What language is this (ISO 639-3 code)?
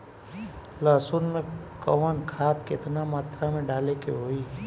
bho